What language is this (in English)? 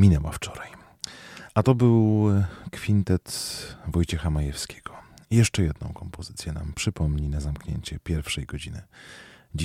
Polish